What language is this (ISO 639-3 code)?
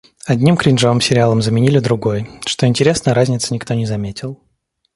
rus